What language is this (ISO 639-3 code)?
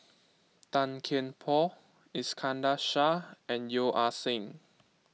eng